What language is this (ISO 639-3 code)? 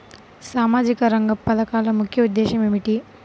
tel